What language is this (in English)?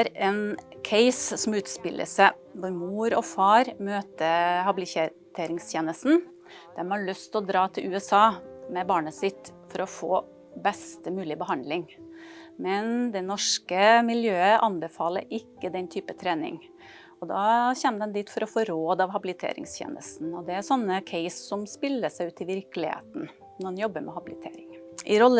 Norwegian